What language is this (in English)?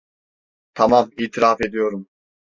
Turkish